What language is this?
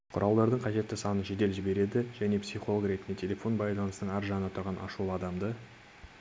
Kazakh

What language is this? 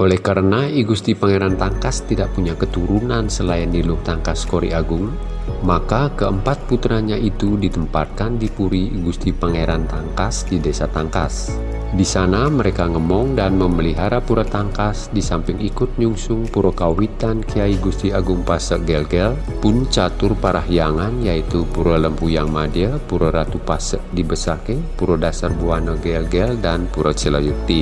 Indonesian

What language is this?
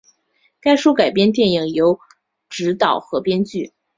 Chinese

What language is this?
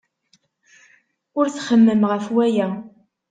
Kabyle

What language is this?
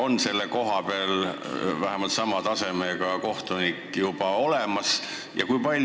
Estonian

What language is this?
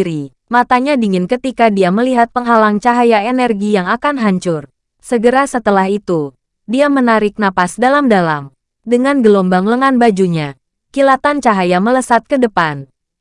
Indonesian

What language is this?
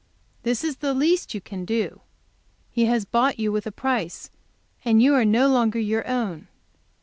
English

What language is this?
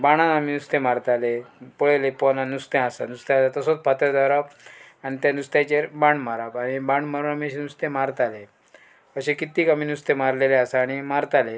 Konkani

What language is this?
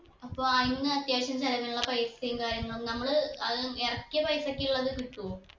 Malayalam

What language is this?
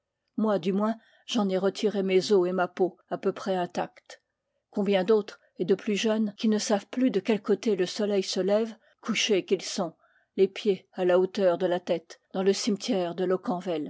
French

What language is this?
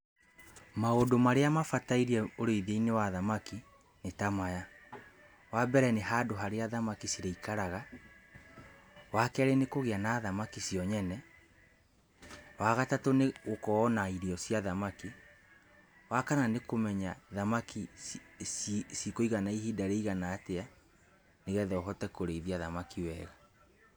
Kikuyu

